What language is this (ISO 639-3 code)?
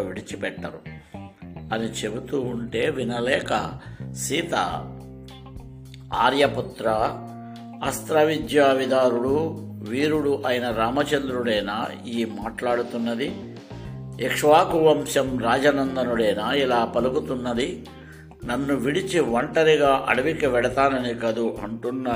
tel